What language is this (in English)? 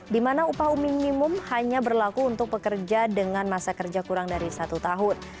Indonesian